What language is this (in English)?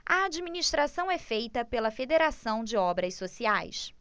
Portuguese